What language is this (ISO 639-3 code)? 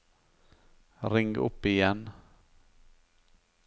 nor